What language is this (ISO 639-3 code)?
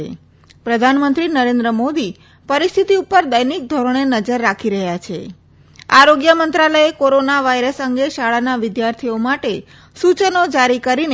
guj